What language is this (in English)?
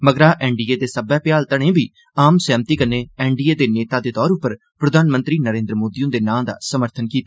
Dogri